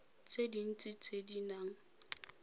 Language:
Tswana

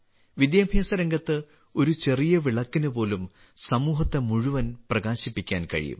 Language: Malayalam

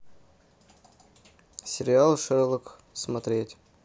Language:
Russian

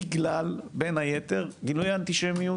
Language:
Hebrew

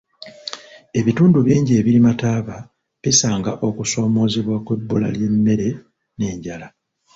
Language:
Ganda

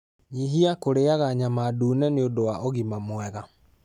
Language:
Kikuyu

